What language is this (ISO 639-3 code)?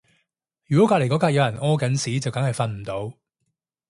yue